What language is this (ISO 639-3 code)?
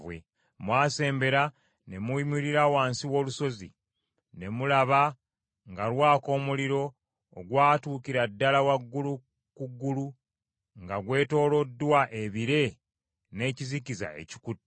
lug